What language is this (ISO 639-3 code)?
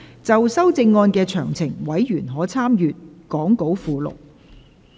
yue